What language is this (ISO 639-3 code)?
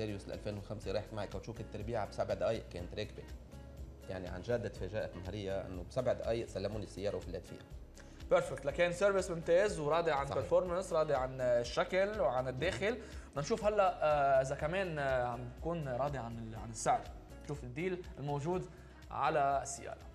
ara